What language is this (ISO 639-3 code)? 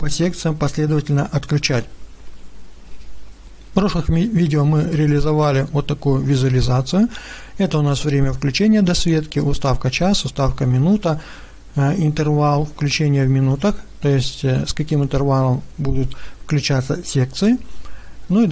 rus